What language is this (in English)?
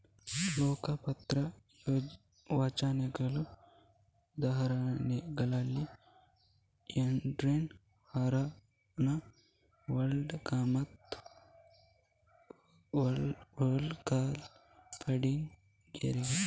Kannada